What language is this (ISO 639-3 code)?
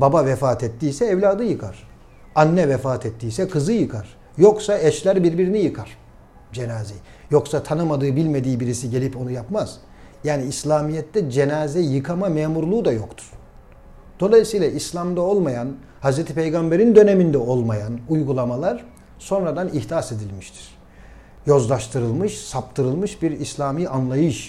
tur